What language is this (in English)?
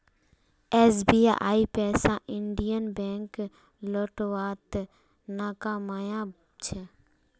Magahi